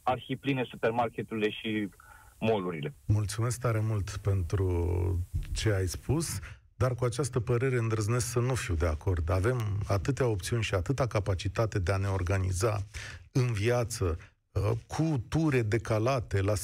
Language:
Romanian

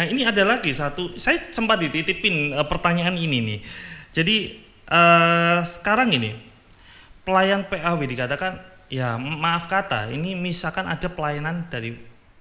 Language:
Indonesian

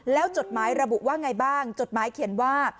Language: Thai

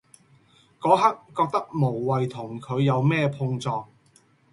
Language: Cantonese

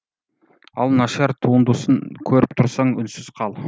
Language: Kazakh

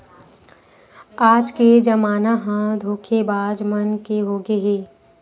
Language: Chhattisgarhi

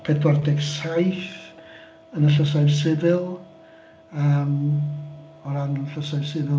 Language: Welsh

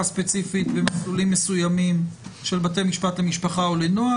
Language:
Hebrew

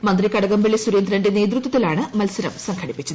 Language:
Malayalam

